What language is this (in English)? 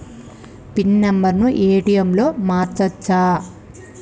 Telugu